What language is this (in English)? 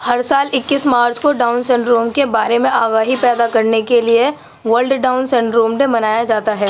Urdu